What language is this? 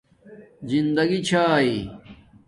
Domaaki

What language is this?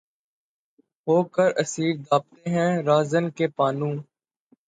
Urdu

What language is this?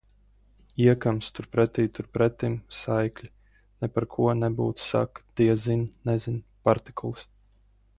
Latvian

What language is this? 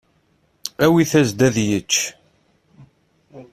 Kabyle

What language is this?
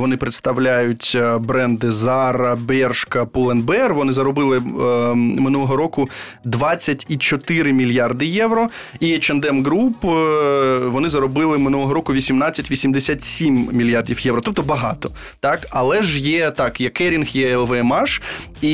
Ukrainian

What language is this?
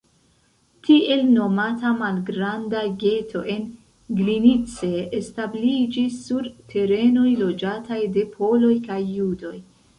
Esperanto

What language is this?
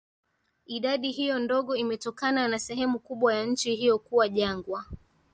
Swahili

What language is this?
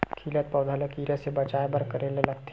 Chhattisgarhi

